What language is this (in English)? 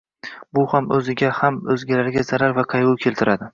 Uzbek